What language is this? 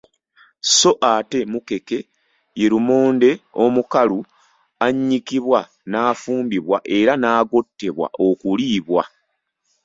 Ganda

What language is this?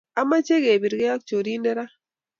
Kalenjin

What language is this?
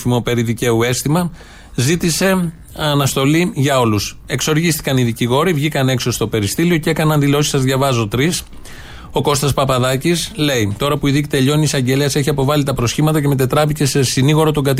Greek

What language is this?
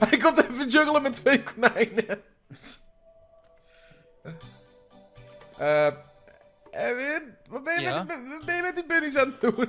Dutch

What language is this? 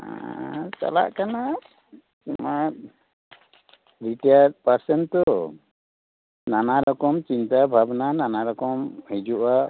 Santali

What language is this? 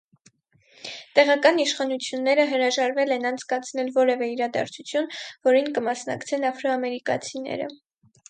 Armenian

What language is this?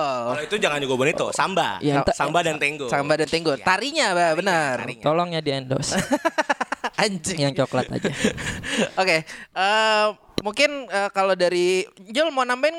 Indonesian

